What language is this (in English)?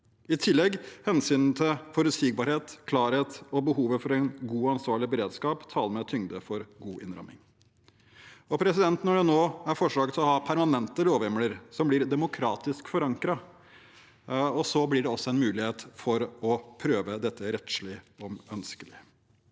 Norwegian